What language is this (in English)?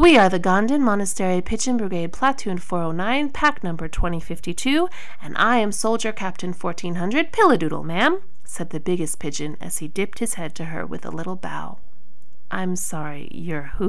English